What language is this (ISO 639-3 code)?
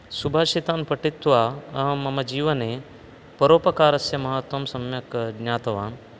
san